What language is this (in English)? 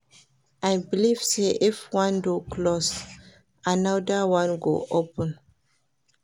Nigerian Pidgin